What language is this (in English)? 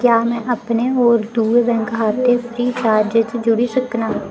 Dogri